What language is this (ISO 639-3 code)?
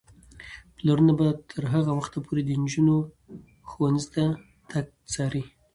pus